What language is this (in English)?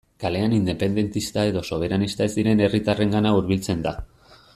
Basque